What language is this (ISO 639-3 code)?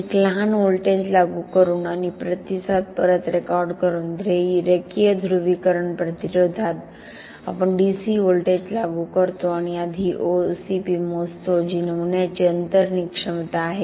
mar